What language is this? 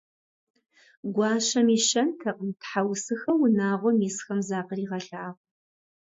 Kabardian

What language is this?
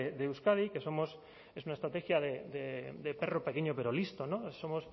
Spanish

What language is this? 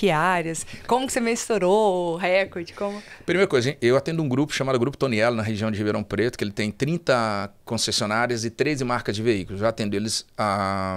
Portuguese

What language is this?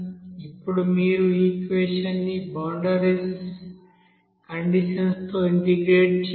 Telugu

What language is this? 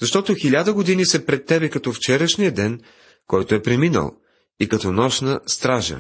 Bulgarian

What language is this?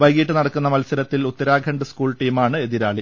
Malayalam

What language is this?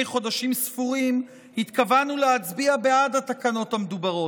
Hebrew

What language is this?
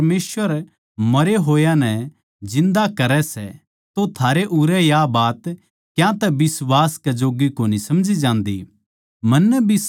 Haryanvi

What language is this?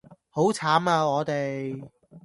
Cantonese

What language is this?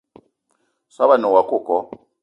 Eton (Cameroon)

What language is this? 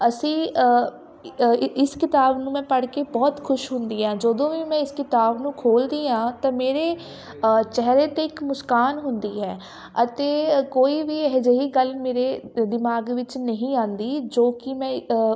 Punjabi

